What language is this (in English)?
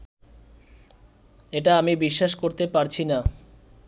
Bangla